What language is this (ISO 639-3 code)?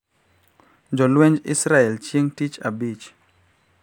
luo